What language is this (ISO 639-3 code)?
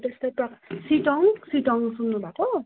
nep